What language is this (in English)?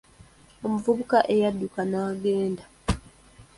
Ganda